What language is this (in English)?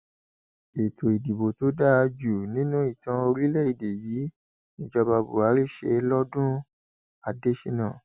Yoruba